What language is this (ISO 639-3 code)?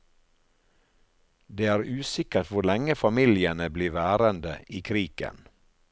nor